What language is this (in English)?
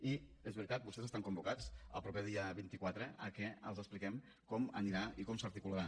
Catalan